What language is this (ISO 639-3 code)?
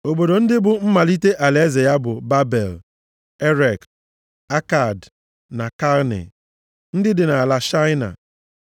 ibo